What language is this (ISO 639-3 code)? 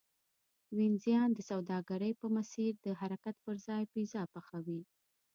pus